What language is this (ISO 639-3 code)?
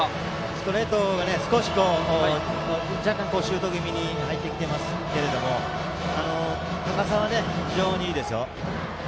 jpn